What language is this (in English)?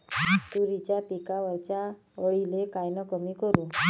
Marathi